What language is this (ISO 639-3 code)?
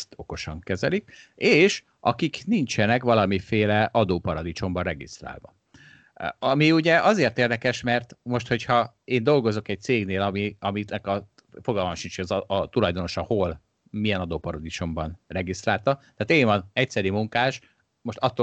hun